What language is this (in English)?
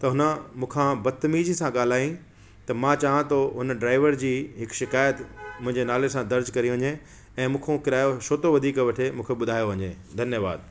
Sindhi